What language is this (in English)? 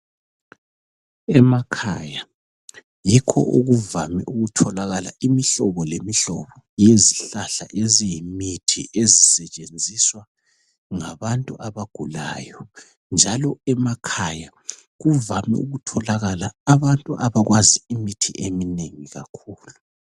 North Ndebele